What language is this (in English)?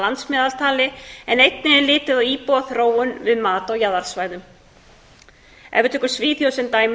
Icelandic